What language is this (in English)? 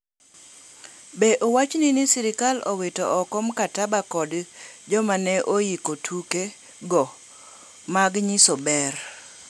Luo (Kenya and Tanzania)